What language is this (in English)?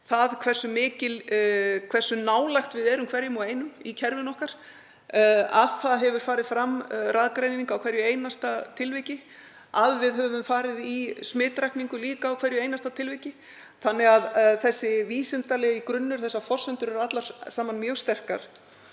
Icelandic